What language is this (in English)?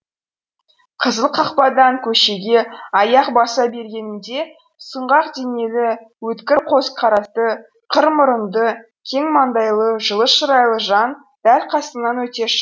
Kazakh